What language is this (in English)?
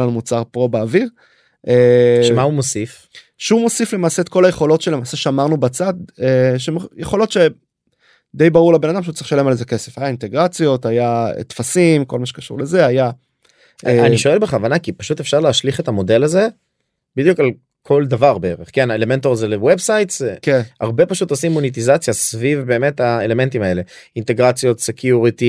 Hebrew